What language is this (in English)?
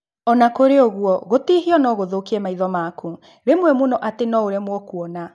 Kikuyu